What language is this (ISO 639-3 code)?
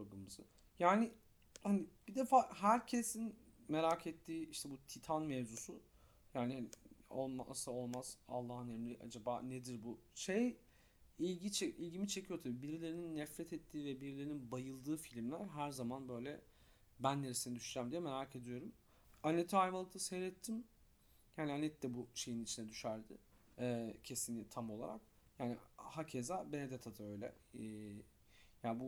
tur